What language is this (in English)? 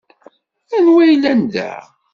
Kabyle